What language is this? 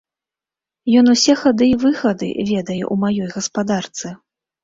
Belarusian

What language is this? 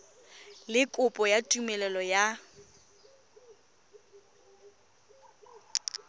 Tswana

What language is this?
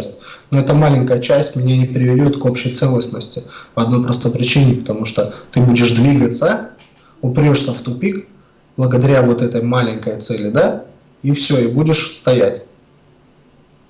Russian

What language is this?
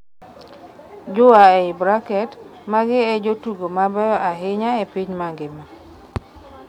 Luo (Kenya and Tanzania)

